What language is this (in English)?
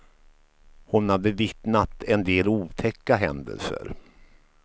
Swedish